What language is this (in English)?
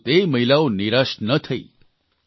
Gujarati